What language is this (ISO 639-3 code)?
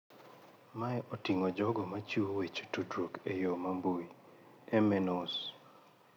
luo